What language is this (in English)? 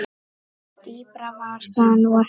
Icelandic